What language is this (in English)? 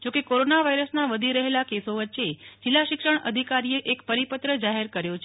Gujarati